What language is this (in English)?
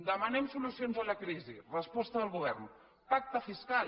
Catalan